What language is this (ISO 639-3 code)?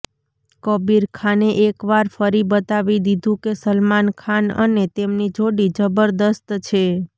guj